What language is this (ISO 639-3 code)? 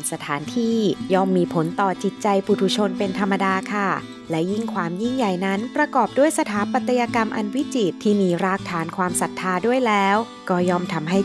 tha